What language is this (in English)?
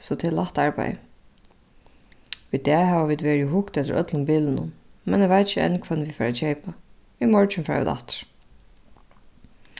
Faroese